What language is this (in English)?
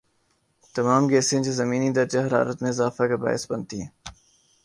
Urdu